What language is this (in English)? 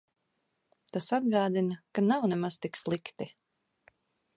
Latvian